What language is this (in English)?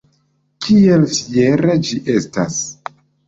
Esperanto